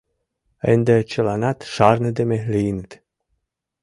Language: Mari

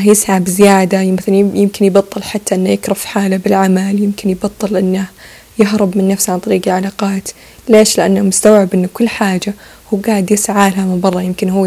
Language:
Arabic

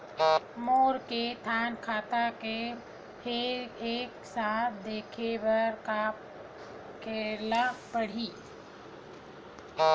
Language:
Chhattisgarhi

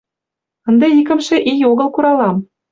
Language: Mari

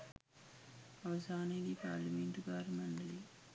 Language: Sinhala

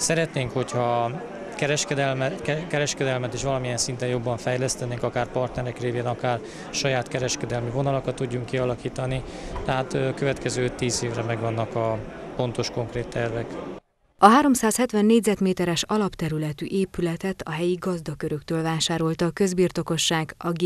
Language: Hungarian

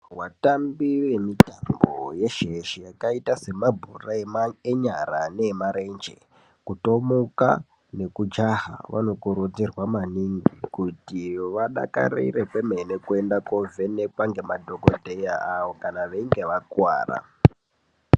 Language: Ndau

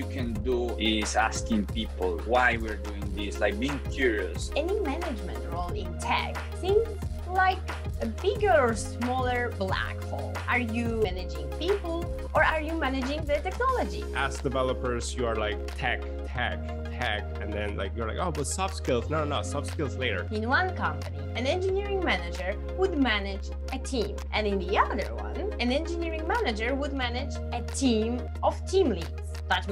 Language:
English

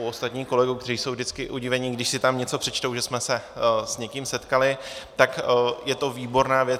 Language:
Czech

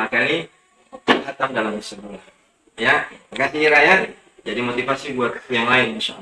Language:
Indonesian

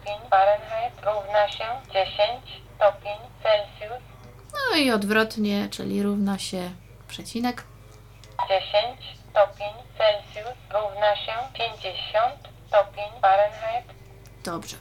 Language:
Polish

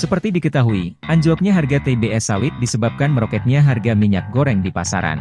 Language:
Indonesian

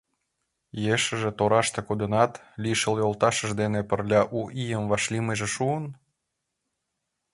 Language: Mari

